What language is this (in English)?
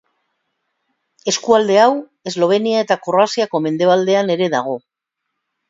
Basque